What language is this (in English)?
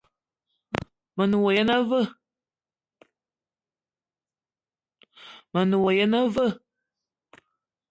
Eton (Cameroon)